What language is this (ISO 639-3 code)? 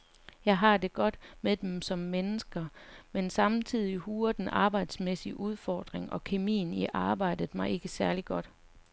dan